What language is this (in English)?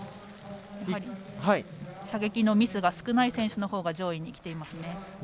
Japanese